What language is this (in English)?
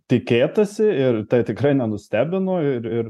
Lithuanian